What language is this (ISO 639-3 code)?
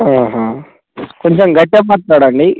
tel